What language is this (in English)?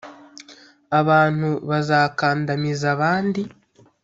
Kinyarwanda